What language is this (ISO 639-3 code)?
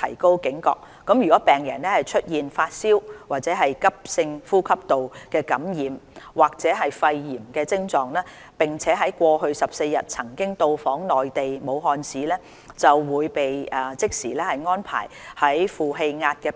yue